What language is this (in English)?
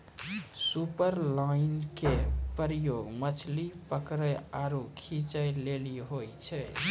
Maithili